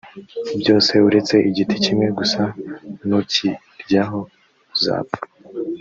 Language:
Kinyarwanda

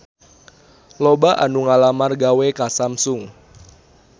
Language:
Sundanese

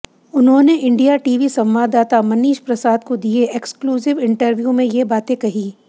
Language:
Hindi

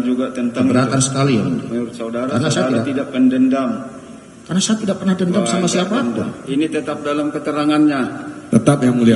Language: Indonesian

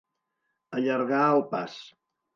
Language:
Catalan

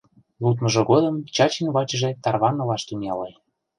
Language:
Mari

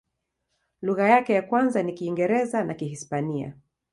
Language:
Swahili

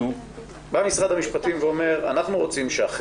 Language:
Hebrew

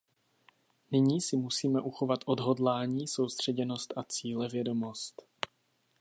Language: Czech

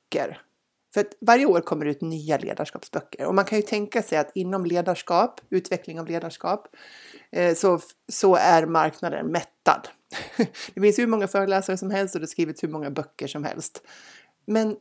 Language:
Swedish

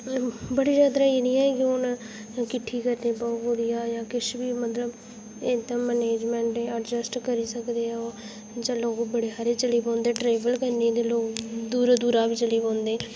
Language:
Dogri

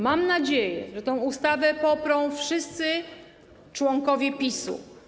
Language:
Polish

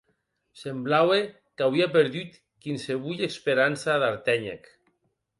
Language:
Occitan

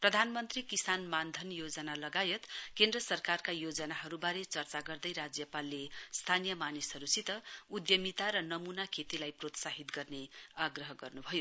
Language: Nepali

